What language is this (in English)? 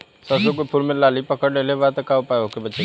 Bhojpuri